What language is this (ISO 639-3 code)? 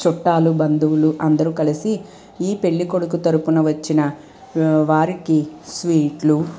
tel